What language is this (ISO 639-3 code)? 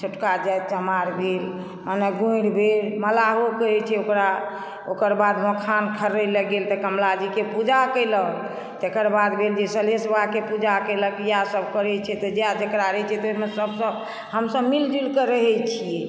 mai